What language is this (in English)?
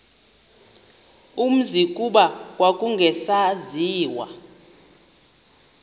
Xhosa